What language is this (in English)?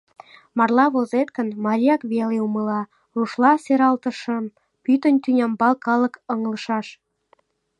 Mari